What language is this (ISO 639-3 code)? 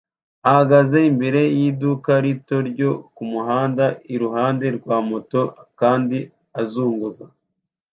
kin